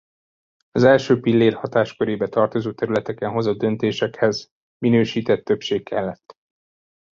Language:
Hungarian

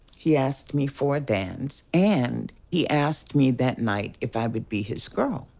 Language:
English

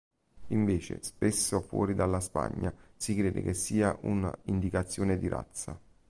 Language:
Italian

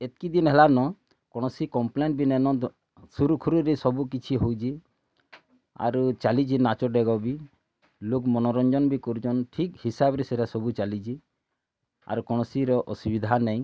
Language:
Odia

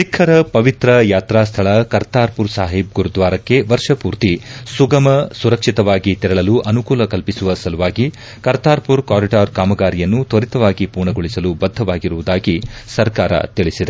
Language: Kannada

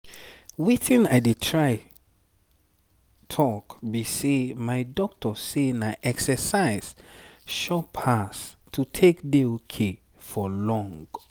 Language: Nigerian Pidgin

